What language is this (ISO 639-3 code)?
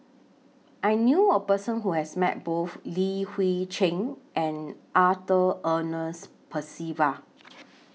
eng